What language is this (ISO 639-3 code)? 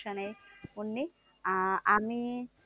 ben